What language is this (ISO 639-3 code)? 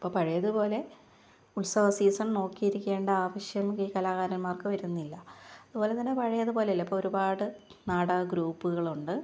mal